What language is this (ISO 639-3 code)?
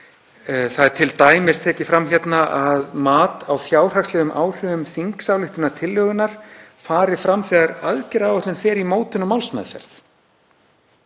isl